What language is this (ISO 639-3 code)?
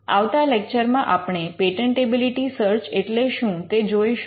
guj